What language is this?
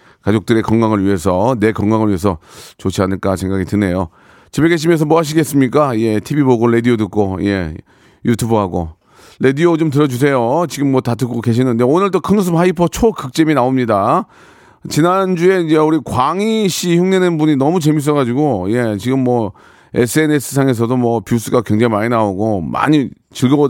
Korean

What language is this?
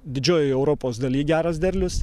Lithuanian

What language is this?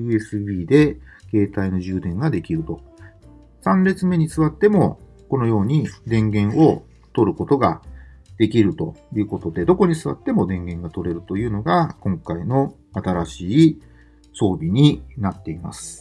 Japanese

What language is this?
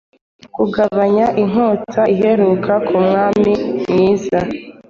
Kinyarwanda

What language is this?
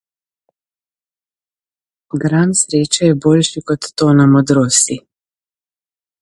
Slovenian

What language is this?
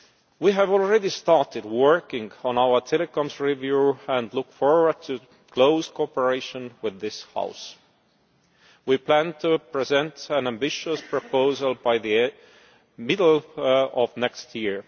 English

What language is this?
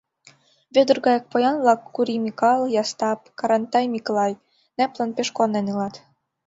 Mari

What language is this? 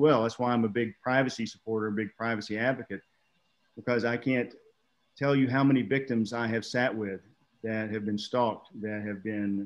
English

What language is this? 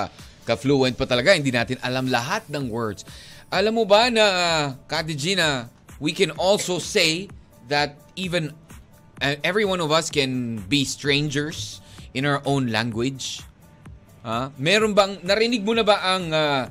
Filipino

